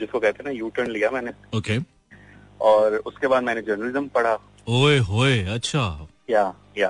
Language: Hindi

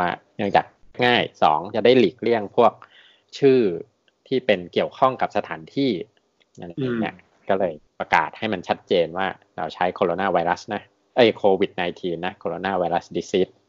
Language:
Thai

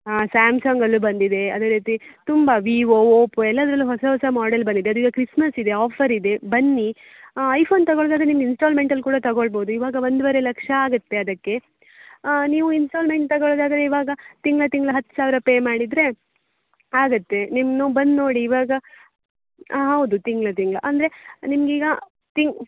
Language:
Kannada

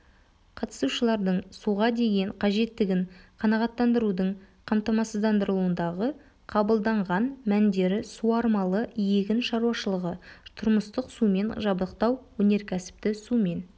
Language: Kazakh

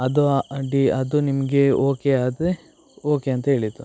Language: Kannada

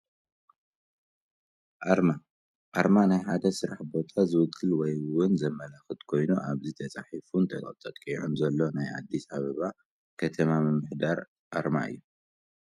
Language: Tigrinya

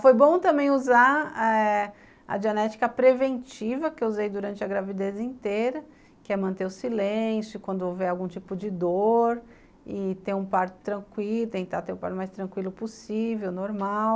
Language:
Portuguese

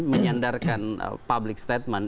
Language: Indonesian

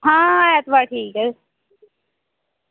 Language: Dogri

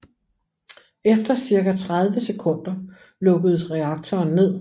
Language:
Danish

